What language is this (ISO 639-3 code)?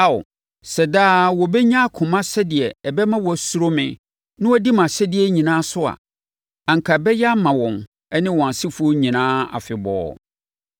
aka